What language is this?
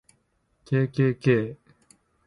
Japanese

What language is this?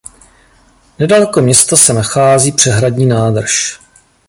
Czech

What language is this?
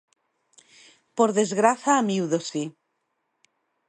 Galician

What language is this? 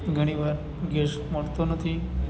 Gujarati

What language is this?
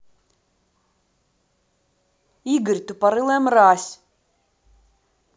Russian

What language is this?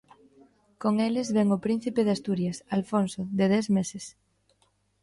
Galician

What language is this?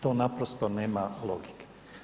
Croatian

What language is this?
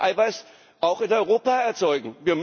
German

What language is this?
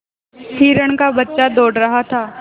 Hindi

